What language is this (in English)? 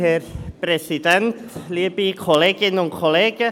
Swiss German